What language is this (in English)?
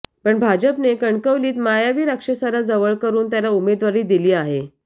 Marathi